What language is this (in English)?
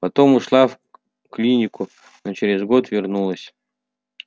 Russian